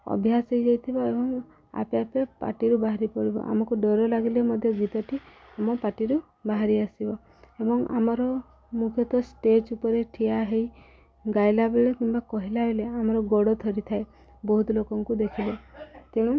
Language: Odia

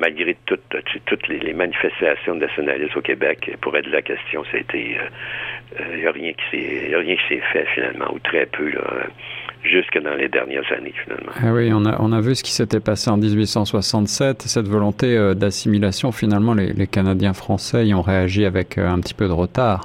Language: French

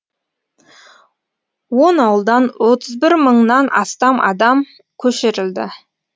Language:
Kazakh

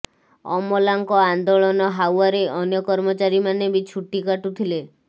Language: Odia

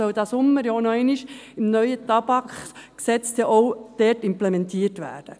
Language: Swiss German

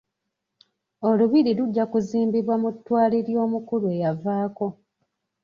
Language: Ganda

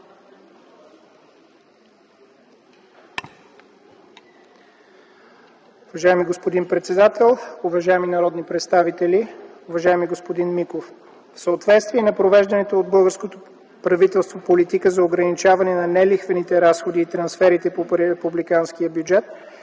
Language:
Bulgarian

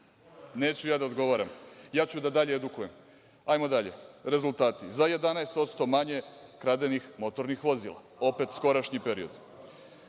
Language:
Serbian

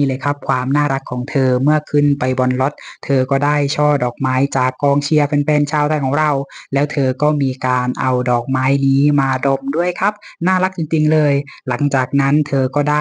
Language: Thai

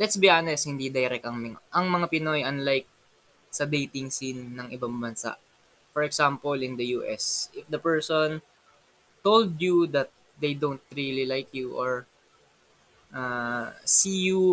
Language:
Filipino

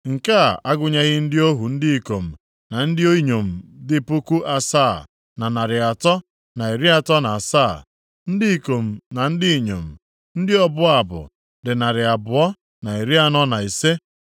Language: Igbo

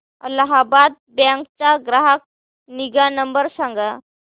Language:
Marathi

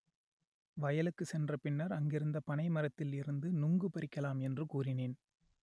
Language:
Tamil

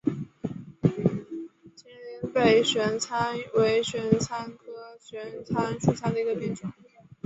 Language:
Chinese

